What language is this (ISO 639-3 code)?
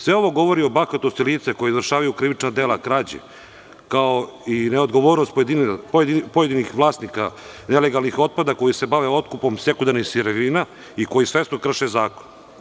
srp